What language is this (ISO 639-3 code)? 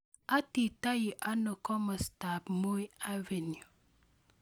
kln